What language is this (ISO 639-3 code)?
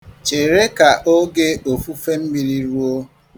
ibo